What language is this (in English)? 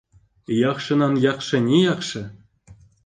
Bashkir